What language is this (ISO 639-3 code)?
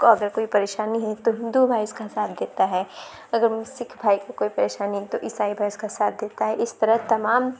urd